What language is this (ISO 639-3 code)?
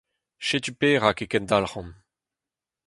bre